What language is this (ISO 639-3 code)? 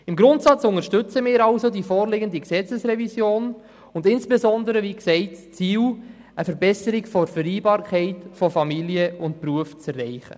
gsw